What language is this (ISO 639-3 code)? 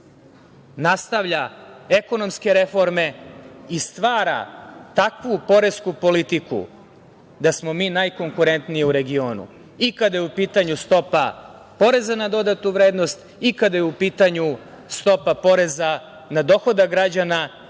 srp